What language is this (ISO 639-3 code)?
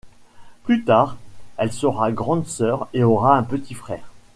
fra